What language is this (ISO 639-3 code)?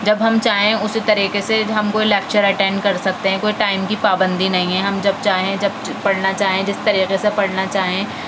urd